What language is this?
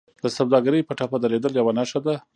Pashto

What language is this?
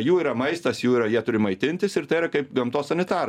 Lithuanian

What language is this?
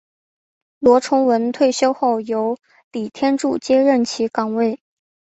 Chinese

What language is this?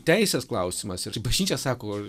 Lithuanian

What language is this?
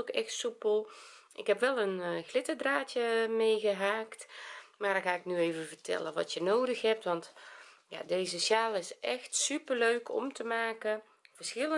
Dutch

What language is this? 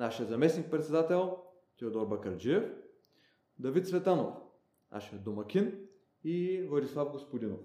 Bulgarian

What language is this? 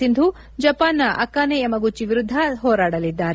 Kannada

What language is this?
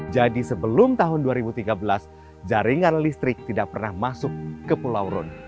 Indonesian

